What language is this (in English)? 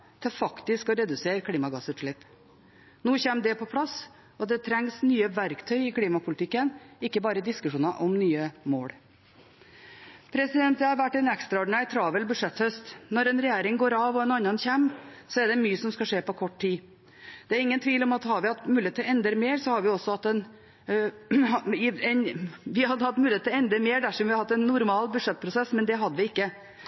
Norwegian